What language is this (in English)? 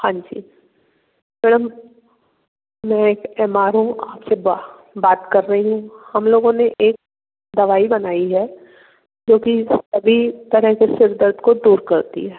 Hindi